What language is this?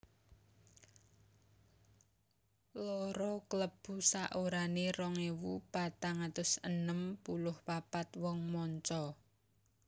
Javanese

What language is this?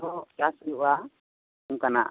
Santali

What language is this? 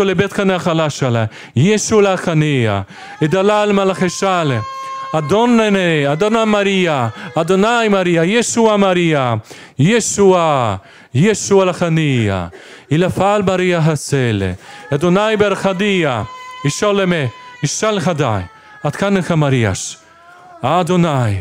Polish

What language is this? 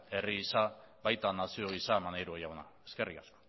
Basque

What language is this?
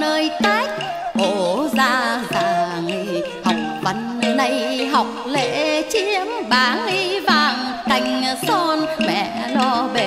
Vietnamese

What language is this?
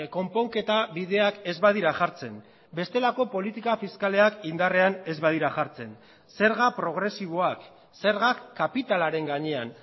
Basque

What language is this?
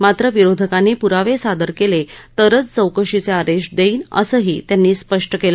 Marathi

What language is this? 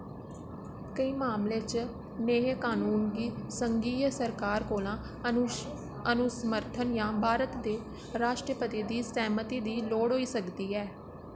Dogri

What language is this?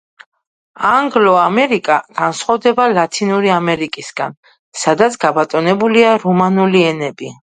Georgian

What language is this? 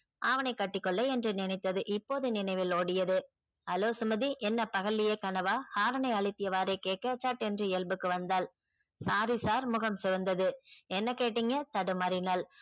Tamil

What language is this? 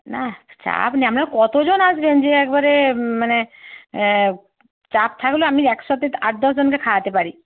Bangla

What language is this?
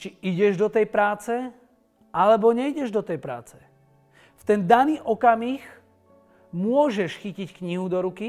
Slovak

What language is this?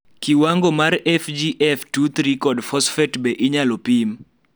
Luo (Kenya and Tanzania)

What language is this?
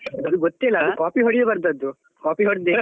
Kannada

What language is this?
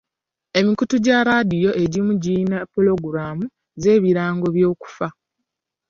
Ganda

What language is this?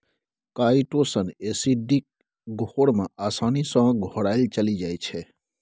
Maithili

